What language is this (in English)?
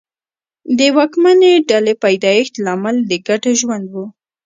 Pashto